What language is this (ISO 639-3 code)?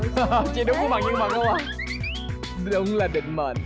vie